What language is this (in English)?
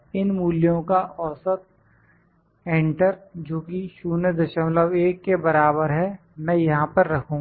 Hindi